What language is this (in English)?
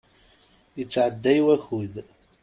Kabyle